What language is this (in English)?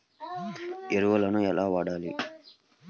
Telugu